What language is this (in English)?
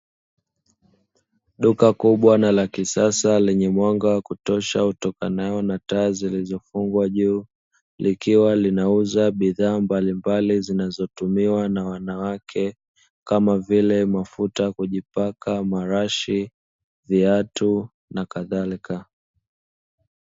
Swahili